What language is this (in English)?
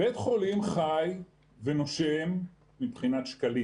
Hebrew